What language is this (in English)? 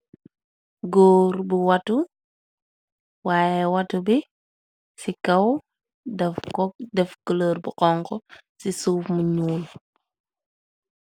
Wolof